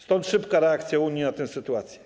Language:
Polish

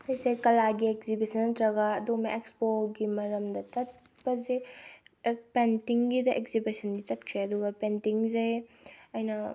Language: Manipuri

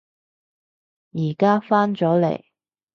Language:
Cantonese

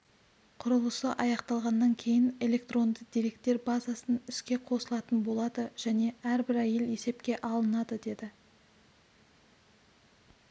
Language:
Kazakh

